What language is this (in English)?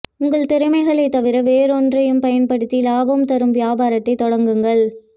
Tamil